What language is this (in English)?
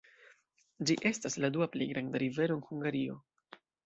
Esperanto